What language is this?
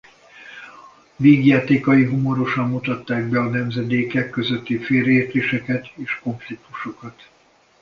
Hungarian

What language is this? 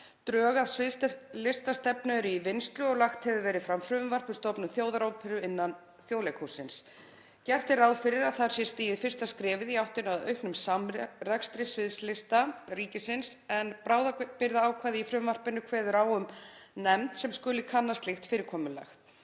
Icelandic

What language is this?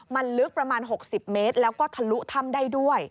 Thai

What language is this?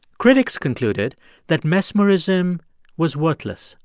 English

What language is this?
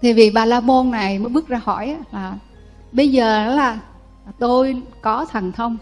Vietnamese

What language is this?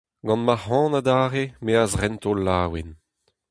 Breton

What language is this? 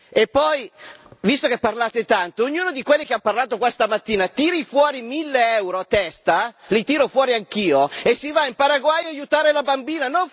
Italian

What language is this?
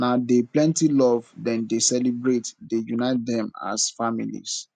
Nigerian Pidgin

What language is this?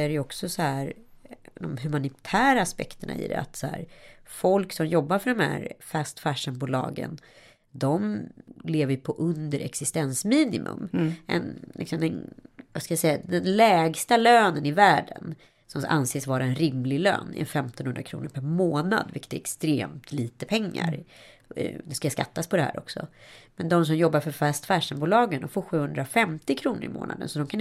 Swedish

